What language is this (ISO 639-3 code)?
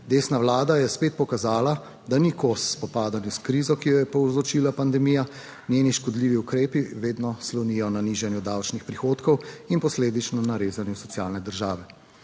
slv